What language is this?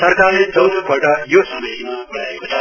Nepali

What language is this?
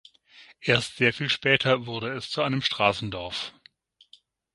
German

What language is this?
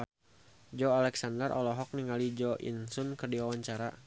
Sundanese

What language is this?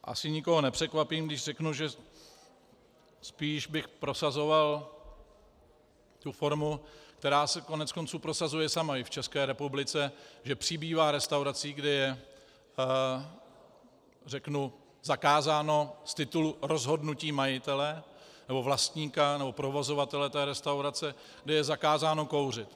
Czech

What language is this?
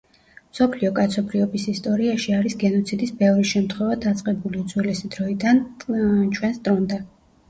Georgian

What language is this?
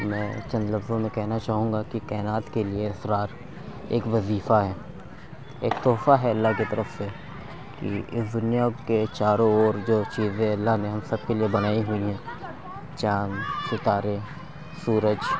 Urdu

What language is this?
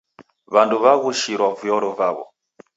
Taita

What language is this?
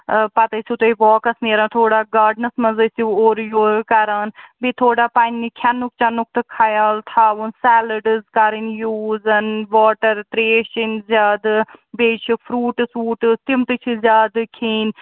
Kashmiri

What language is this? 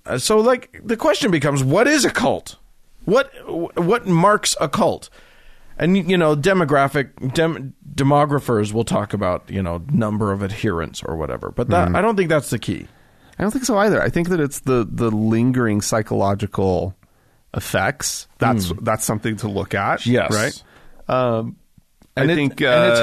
English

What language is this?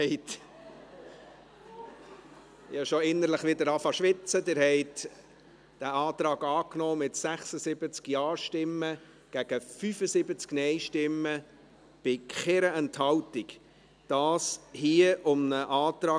Swiss German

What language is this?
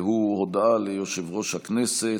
Hebrew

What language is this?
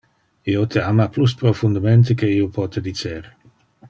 Interlingua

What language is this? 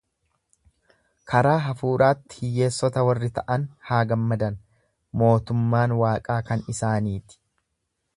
Oromo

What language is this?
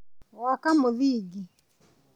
Kikuyu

